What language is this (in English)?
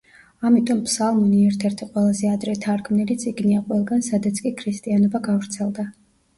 Georgian